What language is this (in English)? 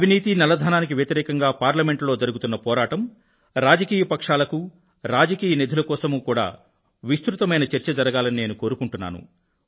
Telugu